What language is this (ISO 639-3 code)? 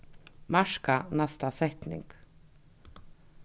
fao